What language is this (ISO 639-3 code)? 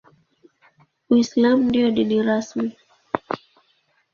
swa